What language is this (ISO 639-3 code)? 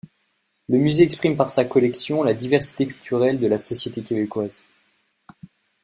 fra